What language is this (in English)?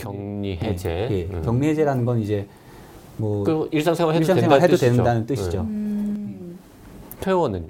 Korean